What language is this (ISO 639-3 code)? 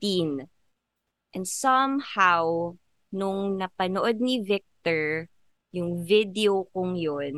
fil